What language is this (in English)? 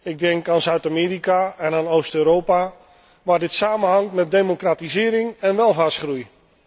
Dutch